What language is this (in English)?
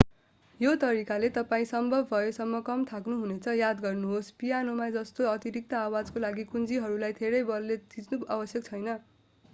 Nepali